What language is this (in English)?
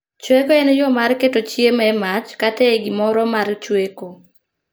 Luo (Kenya and Tanzania)